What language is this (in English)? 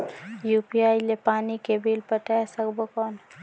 Chhattisgarhi